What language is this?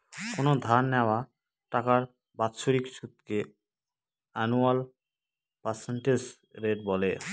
Bangla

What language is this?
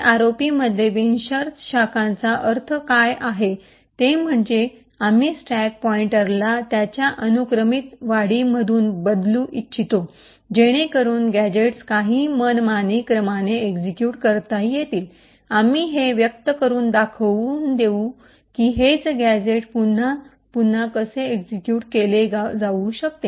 Marathi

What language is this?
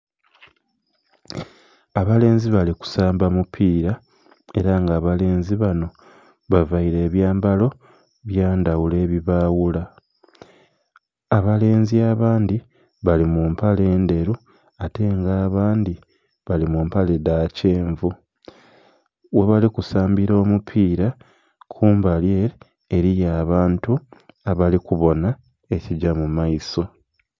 Soga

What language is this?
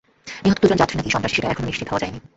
Bangla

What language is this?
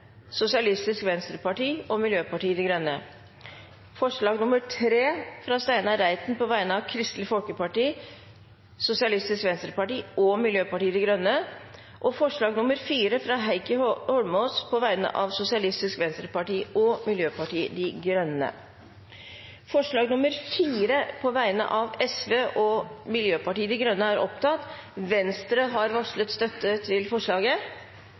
Norwegian Bokmål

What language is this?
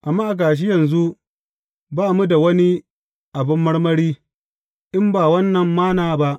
Hausa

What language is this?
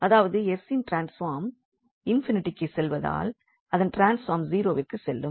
Tamil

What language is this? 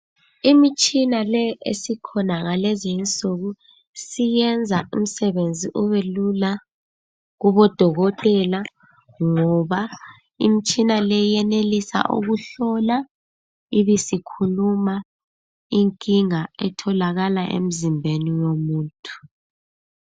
North Ndebele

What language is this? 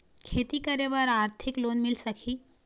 Chhattisgarhi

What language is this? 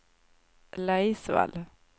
Swedish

